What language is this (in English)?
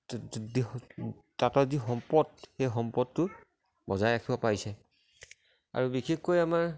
Assamese